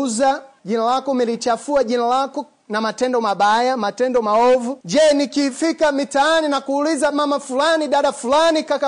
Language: Swahili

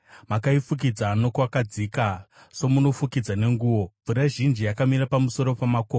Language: Shona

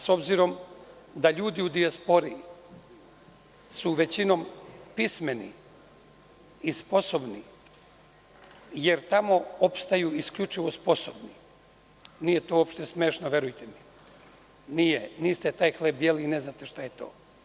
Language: Serbian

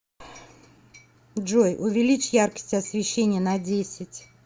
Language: Russian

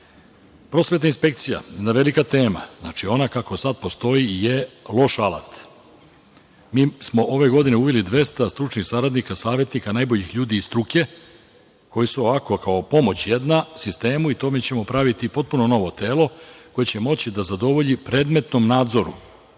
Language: Serbian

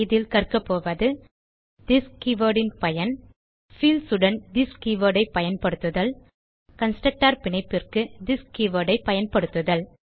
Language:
Tamil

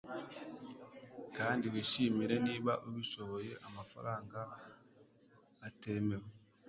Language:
Kinyarwanda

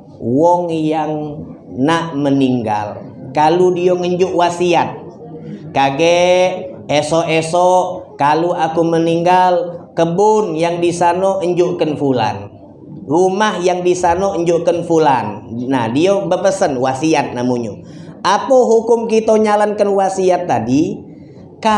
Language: Indonesian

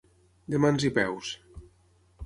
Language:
Catalan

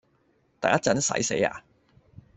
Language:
Cantonese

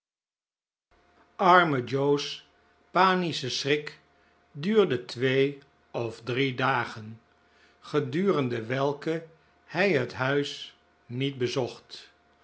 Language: Dutch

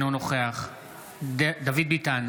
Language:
Hebrew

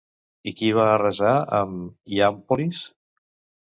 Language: Catalan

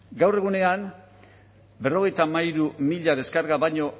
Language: Basque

